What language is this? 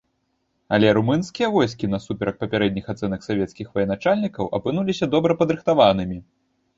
Belarusian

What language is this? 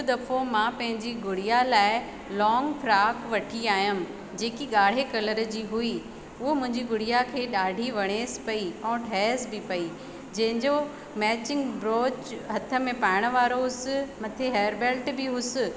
Sindhi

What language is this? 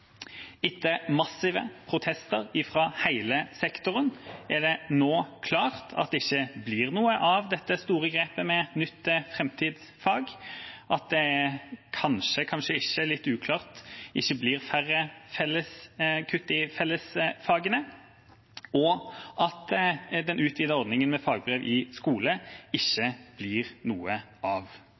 Norwegian Bokmål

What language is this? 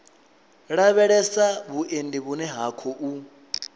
Venda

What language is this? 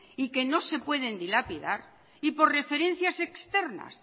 Spanish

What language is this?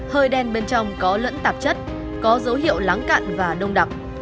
Vietnamese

